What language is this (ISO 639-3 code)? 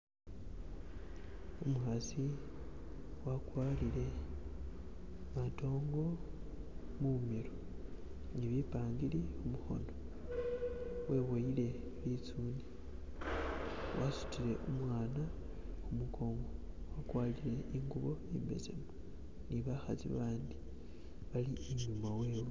myx